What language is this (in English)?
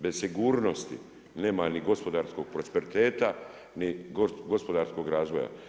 Croatian